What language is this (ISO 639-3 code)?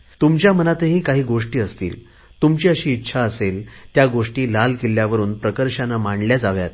mar